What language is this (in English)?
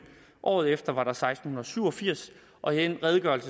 Danish